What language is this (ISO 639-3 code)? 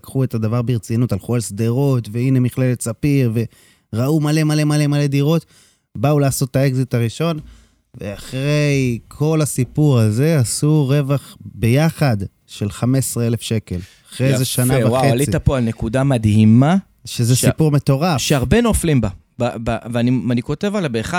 heb